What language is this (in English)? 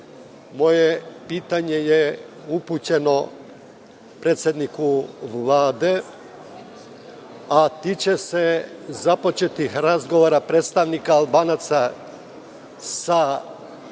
Serbian